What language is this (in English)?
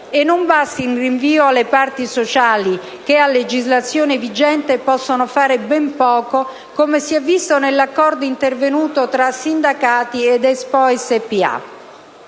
Italian